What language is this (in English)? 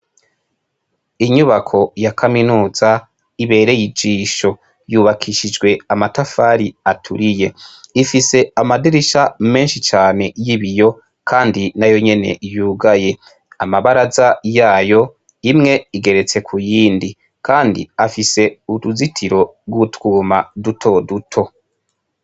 Rundi